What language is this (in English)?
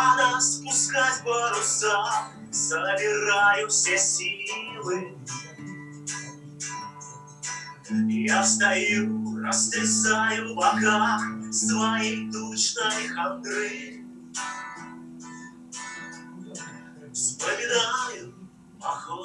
Russian